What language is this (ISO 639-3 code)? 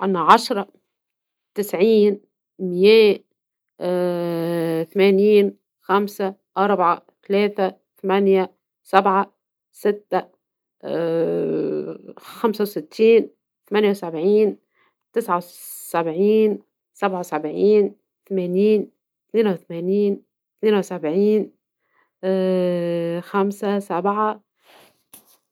aeb